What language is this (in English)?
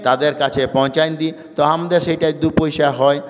Bangla